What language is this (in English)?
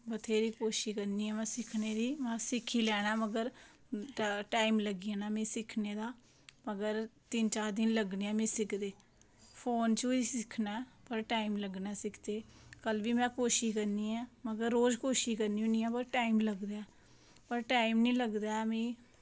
Dogri